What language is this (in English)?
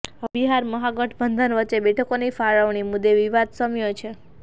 Gujarati